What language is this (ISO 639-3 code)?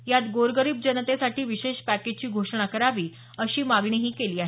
mar